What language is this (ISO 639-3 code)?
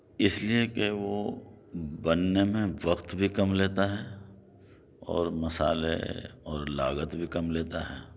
urd